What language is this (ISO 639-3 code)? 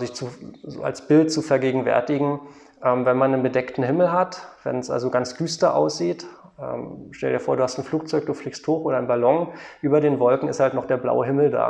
deu